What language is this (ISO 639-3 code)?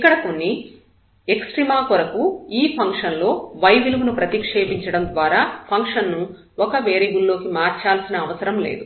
tel